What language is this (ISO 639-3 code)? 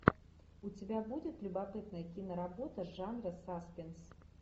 rus